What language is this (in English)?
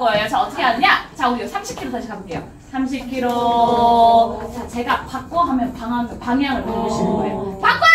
Korean